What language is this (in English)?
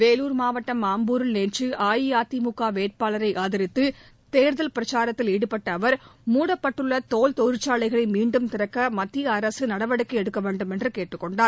Tamil